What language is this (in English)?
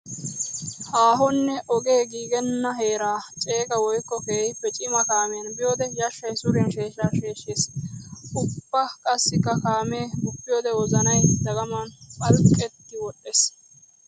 Wolaytta